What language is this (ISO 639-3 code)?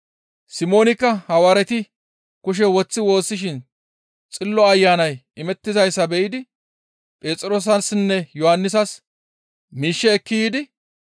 gmv